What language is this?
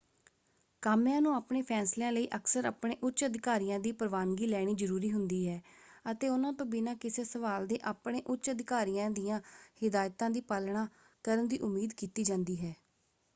Punjabi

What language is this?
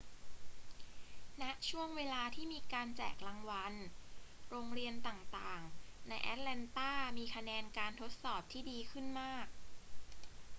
Thai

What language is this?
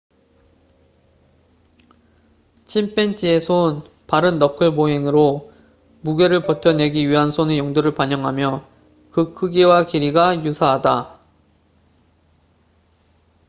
Korean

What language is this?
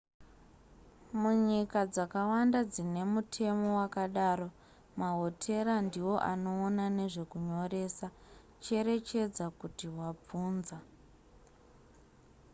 Shona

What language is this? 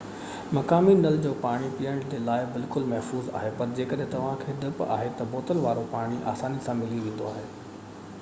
Sindhi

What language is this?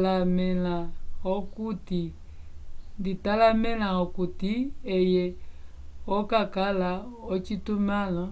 Umbundu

